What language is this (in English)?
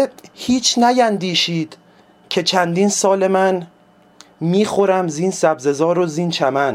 Persian